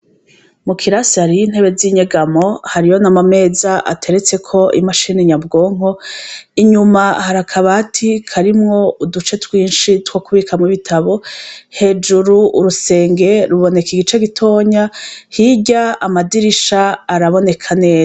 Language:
Rundi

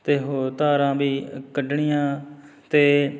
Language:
Punjabi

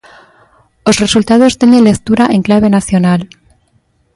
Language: Galician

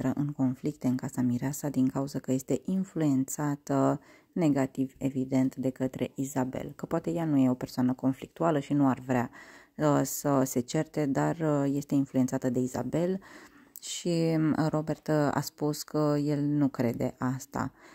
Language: Romanian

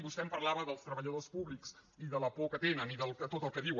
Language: Catalan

